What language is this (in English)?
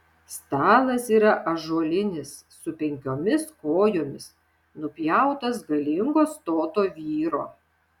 Lithuanian